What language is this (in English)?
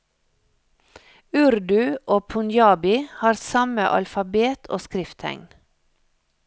Norwegian